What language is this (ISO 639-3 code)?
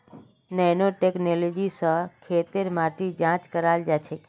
mag